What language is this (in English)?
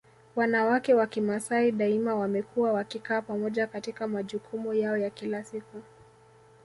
Swahili